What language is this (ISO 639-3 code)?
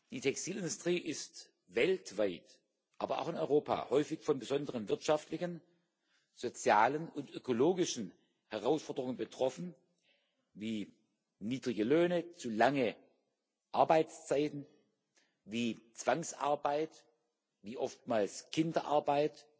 deu